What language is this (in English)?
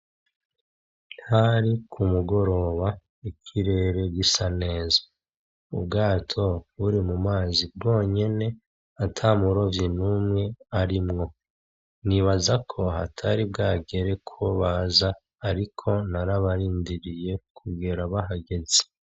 Rundi